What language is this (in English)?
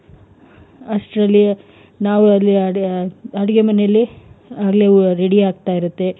Kannada